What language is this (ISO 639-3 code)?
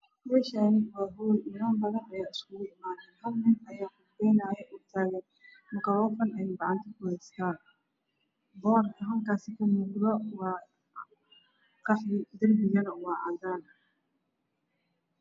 som